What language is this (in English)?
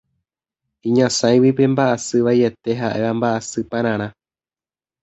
Guarani